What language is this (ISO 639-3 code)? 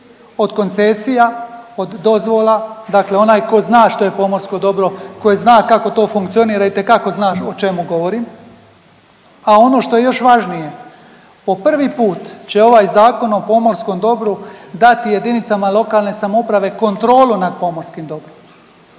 hrv